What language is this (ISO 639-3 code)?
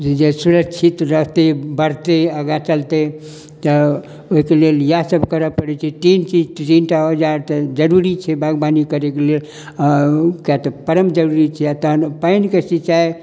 mai